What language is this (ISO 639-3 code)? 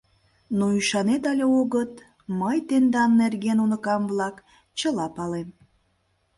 chm